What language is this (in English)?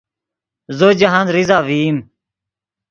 Yidgha